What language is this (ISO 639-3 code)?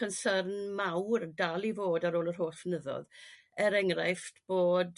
cym